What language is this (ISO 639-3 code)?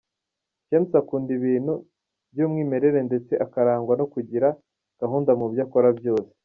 kin